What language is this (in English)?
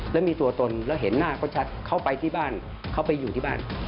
Thai